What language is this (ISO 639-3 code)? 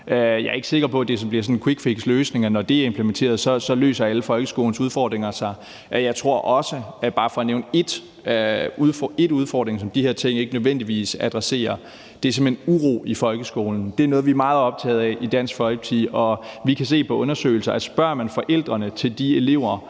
dan